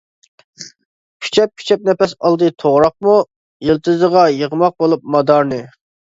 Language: Uyghur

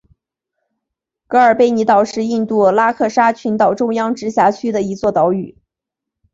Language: Chinese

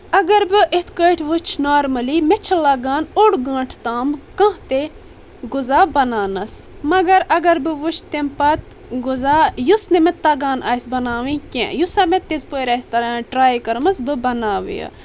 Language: Kashmiri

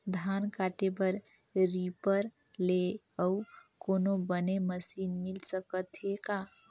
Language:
Chhattisgarhi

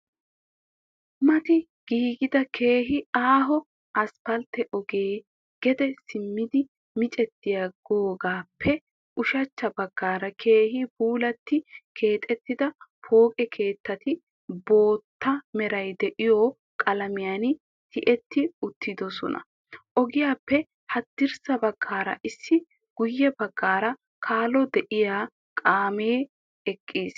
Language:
Wolaytta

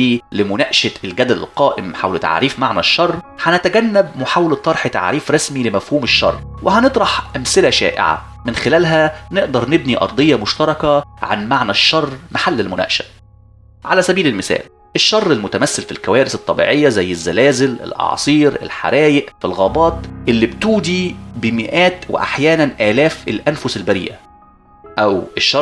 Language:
Arabic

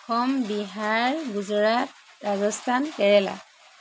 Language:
Assamese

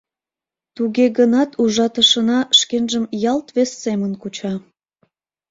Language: Mari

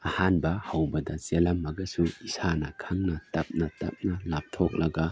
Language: Manipuri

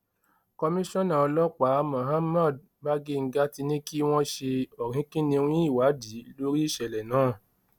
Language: Yoruba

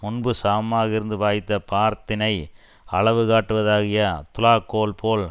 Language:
Tamil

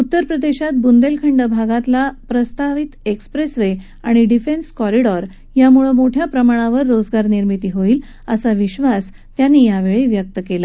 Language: Marathi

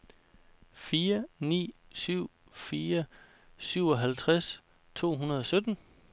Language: Danish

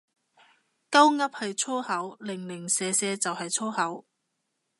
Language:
Cantonese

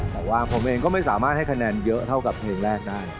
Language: Thai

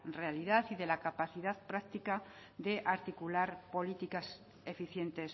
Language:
Spanish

